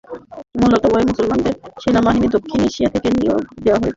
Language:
Bangla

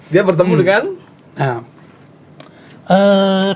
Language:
Indonesian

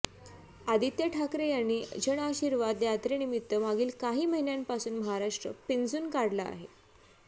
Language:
Marathi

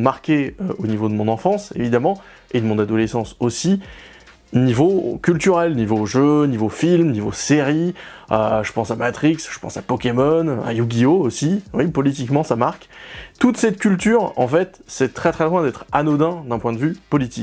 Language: French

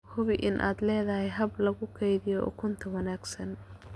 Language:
Somali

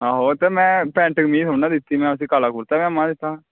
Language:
Dogri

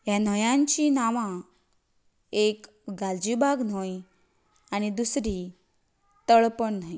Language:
Konkani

